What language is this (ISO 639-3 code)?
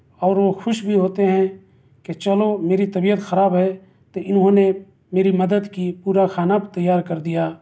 urd